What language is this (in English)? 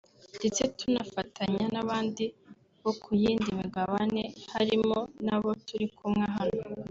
Kinyarwanda